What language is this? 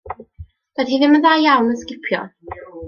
Welsh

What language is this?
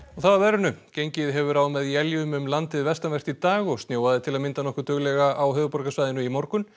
Icelandic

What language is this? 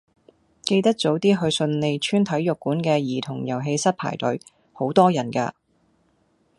Cantonese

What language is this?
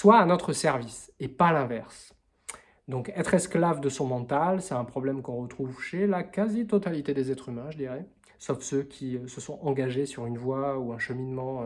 French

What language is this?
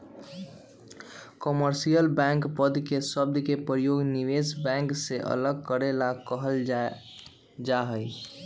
Magahi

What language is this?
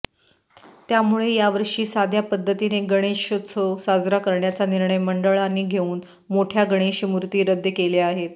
Marathi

